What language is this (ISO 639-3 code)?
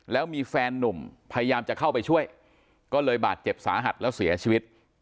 tha